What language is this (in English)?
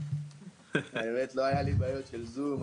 Hebrew